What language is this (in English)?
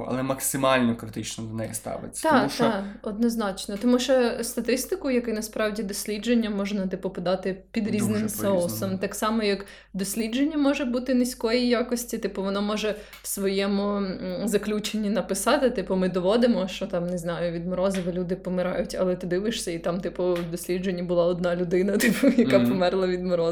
Ukrainian